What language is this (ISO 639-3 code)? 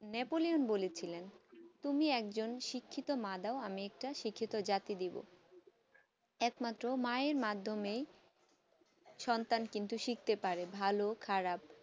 ben